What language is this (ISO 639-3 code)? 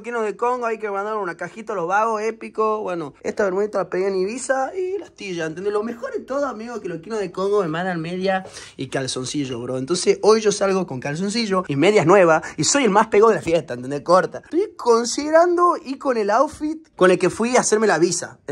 spa